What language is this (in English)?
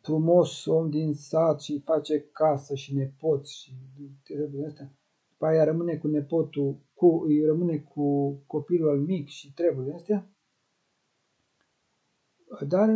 Romanian